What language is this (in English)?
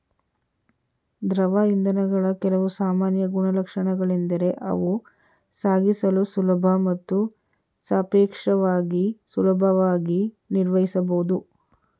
Kannada